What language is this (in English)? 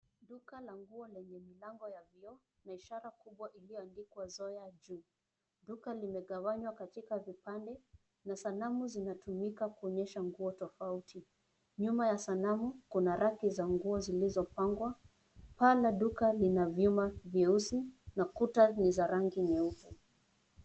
Swahili